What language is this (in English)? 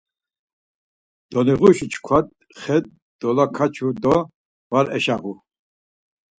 Laz